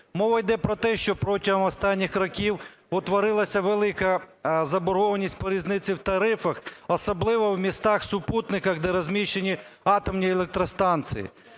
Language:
Ukrainian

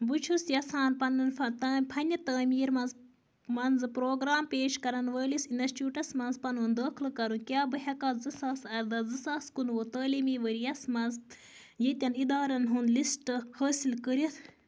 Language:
Kashmiri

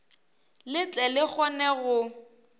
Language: Northern Sotho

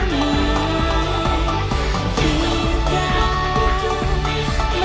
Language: Indonesian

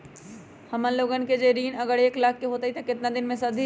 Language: Magahi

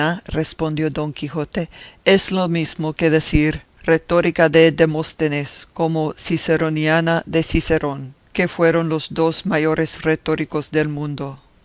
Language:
Spanish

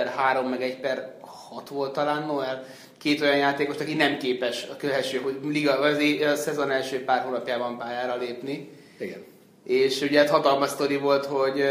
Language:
Hungarian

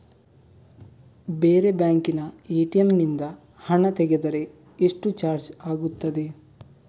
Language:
Kannada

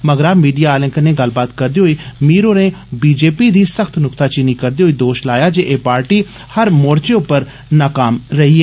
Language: Dogri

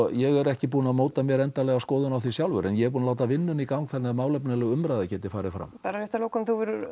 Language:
Icelandic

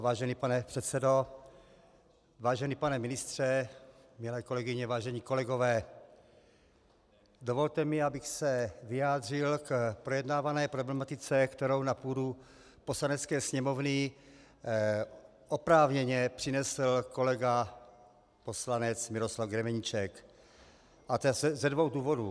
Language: Czech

